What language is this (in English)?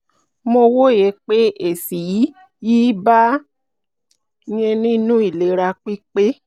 Yoruba